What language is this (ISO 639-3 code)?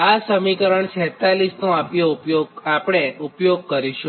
guj